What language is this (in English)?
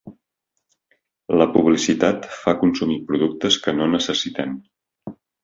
Catalan